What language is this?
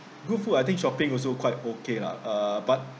English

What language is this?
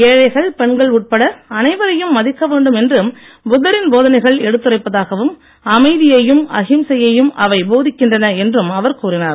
Tamil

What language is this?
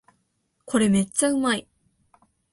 Japanese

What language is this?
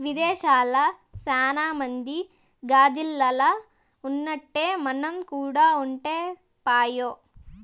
Telugu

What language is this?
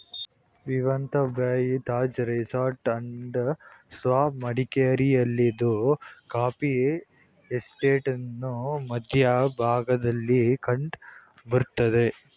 Kannada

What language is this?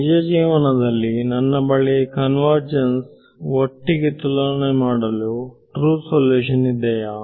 Kannada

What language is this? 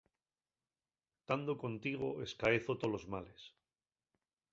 Asturian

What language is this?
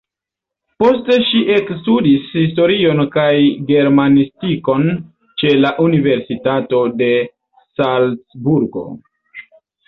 Esperanto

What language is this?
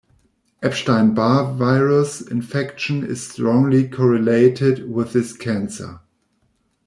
English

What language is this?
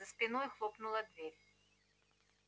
Russian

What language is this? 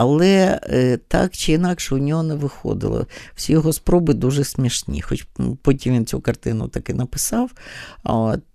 Ukrainian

